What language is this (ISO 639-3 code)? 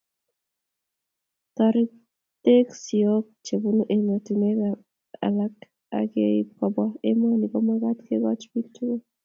kln